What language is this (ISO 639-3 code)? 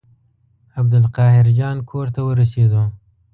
pus